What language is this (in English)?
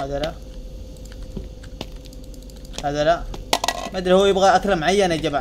Arabic